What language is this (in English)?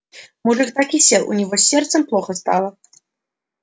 Russian